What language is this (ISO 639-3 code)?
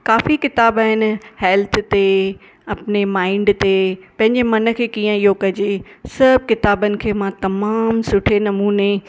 snd